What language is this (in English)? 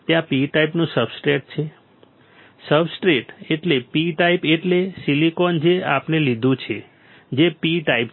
Gujarati